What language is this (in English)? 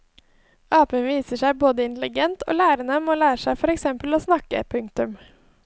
Norwegian